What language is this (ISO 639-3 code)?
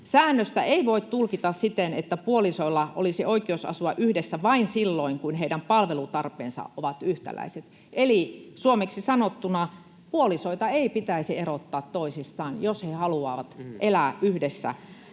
fin